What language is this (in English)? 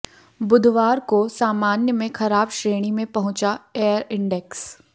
Hindi